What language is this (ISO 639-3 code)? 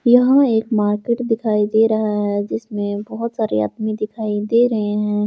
hin